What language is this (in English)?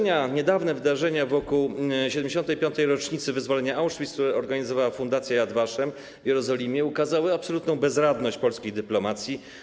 Polish